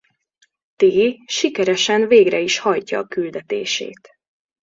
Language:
Hungarian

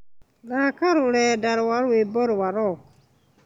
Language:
Kikuyu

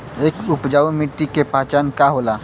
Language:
Bhojpuri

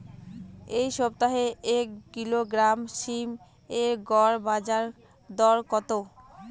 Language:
Bangla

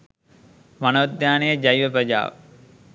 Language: Sinhala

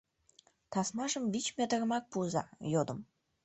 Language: Mari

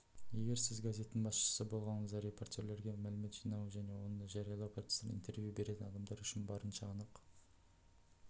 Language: Kazakh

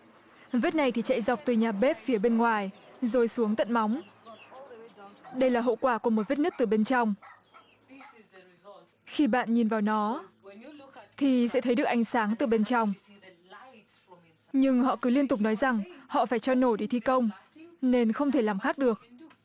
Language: Vietnamese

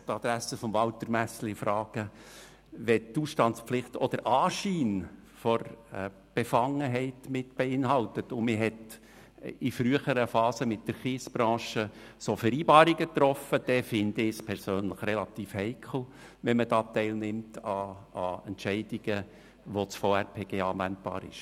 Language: Swiss German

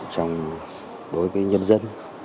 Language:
Vietnamese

